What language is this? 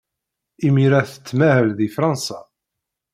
Kabyle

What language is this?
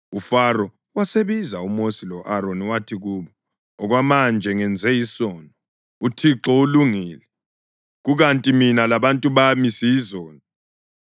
North Ndebele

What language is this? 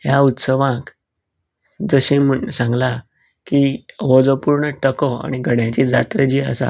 Konkani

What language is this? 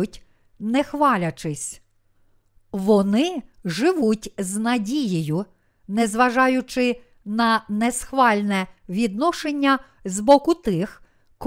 Ukrainian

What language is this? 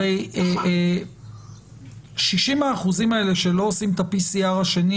Hebrew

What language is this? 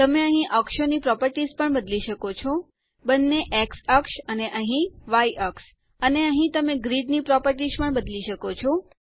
Gujarati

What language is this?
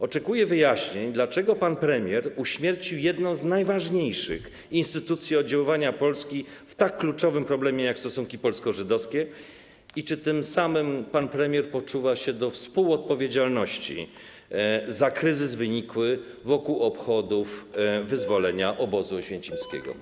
Polish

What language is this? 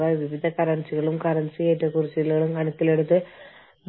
Malayalam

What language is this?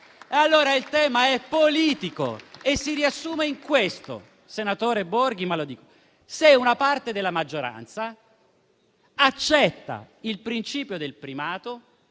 Italian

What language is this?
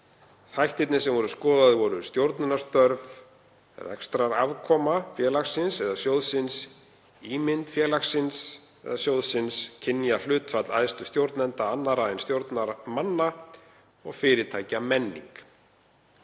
Icelandic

